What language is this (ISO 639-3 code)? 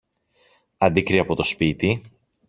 ell